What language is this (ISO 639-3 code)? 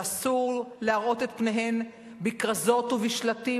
heb